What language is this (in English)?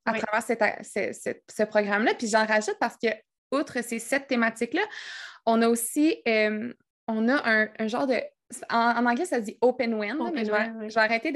French